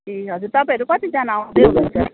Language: Nepali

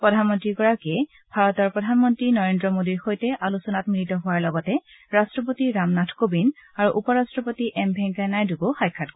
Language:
Assamese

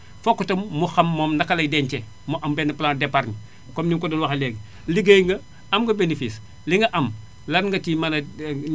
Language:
Wolof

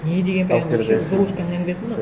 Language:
Kazakh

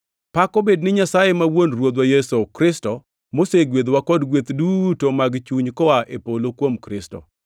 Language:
Luo (Kenya and Tanzania)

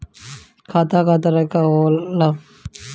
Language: Bhojpuri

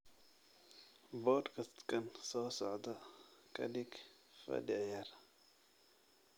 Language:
Somali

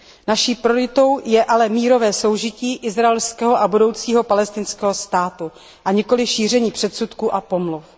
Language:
Czech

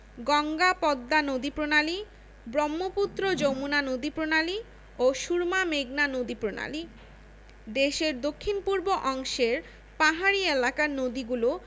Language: Bangla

